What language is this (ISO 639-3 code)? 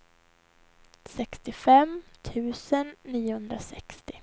swe